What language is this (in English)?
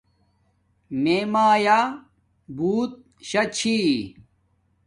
Domaaki